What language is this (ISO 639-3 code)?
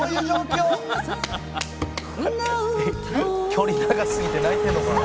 jpn